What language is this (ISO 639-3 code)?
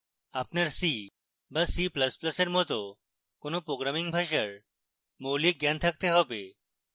ben